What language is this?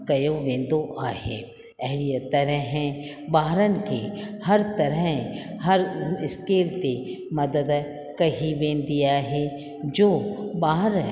Sindhi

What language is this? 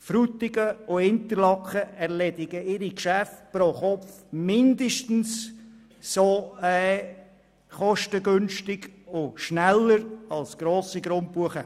Swiss German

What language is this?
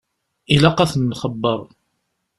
Kabyle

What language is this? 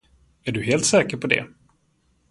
Swedish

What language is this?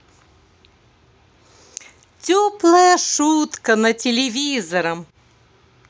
Russian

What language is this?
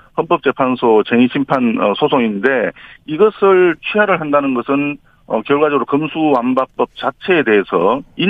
Korean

